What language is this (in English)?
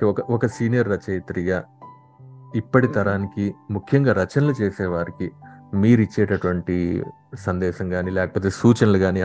Telugu